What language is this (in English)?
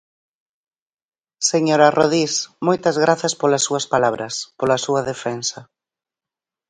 Galician